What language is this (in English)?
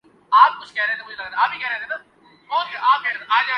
Urdu